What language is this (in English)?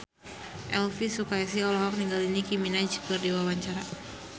Sundanese